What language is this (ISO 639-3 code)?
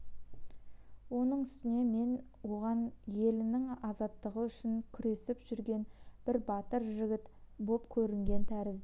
kaz